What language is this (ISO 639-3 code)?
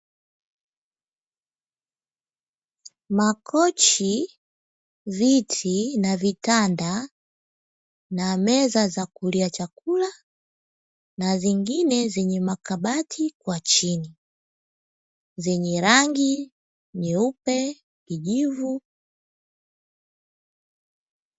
swa